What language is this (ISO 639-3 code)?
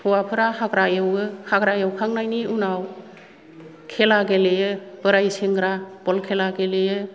brx